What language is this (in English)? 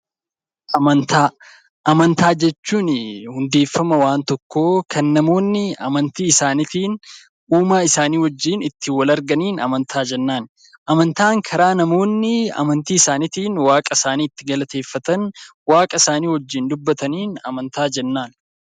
Oromo